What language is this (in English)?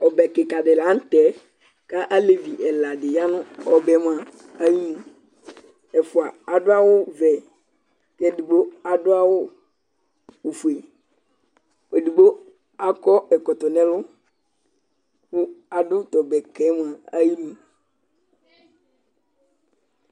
Ikposo